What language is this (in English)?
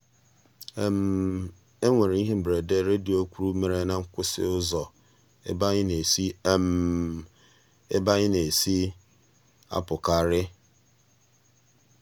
Igbo